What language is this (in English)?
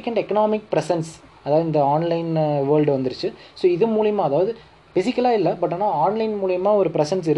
Tamil